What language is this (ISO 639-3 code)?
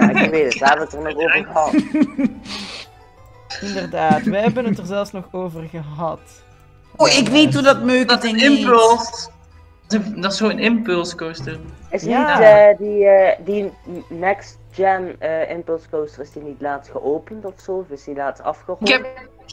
nld